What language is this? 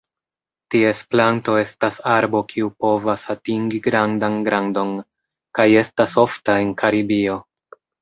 Esperanto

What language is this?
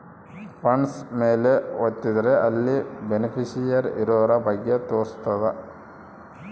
Kannada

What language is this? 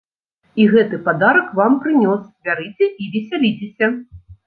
Belarusian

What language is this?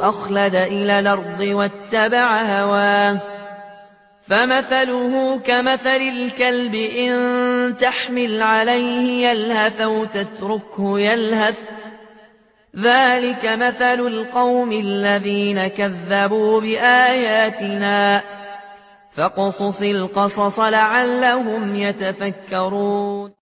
Arabic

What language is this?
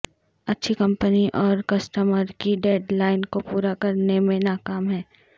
Urdu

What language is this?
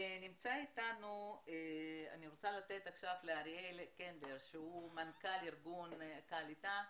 Hebrew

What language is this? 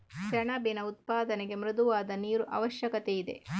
Kannada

